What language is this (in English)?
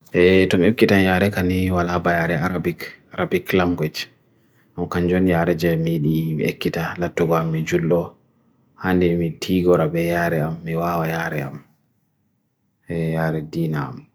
Bagirmi Fulfulde